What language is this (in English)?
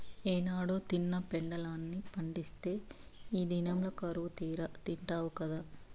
Telugu